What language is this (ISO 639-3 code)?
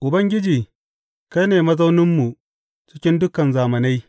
hau